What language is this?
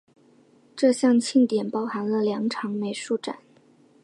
Chinese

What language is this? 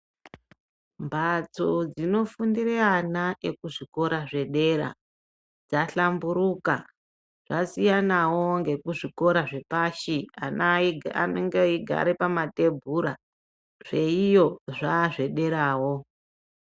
Ndau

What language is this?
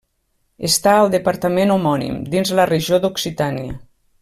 Catalan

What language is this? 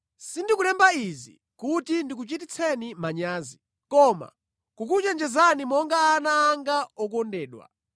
Nyanja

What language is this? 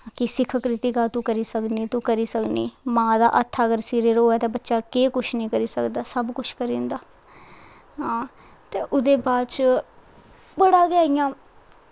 Dogri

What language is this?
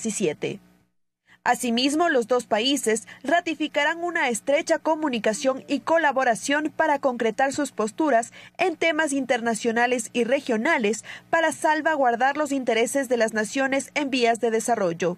Spanish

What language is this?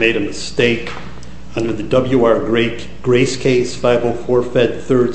English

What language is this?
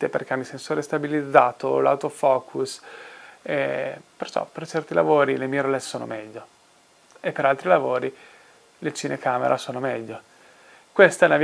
Italian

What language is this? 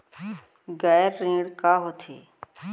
Chhattisgarhi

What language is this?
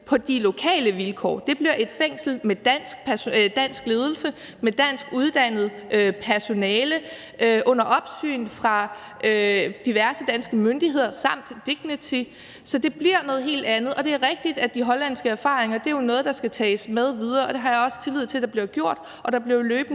Danish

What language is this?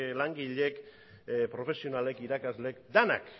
Basque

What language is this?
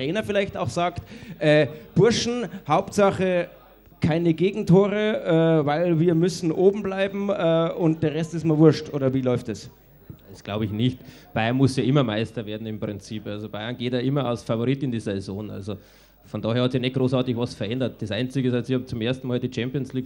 German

